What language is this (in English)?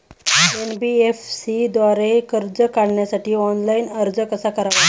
Marathi